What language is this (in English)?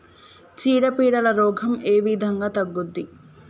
Telugu